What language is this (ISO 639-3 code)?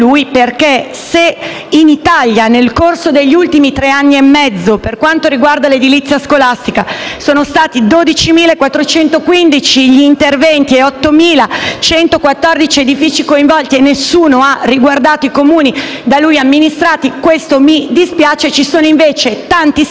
ita